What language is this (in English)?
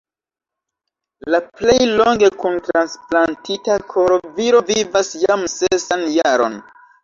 Esperanto